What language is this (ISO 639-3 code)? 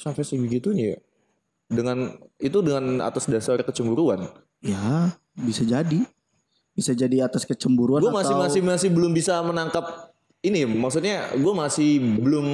ind